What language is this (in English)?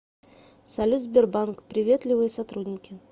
Russian